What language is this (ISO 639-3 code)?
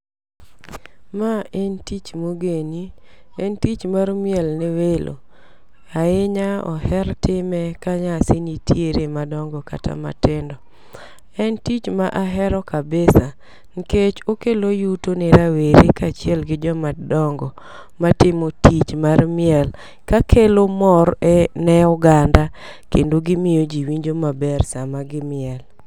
luo